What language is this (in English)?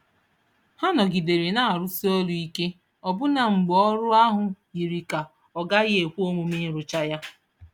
Igbo